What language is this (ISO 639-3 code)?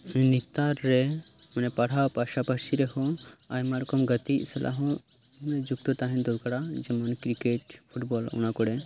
sat